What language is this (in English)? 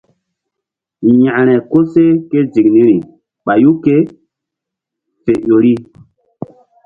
Mbum